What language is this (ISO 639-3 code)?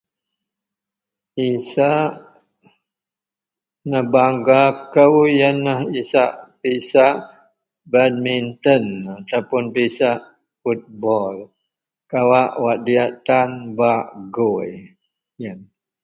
mel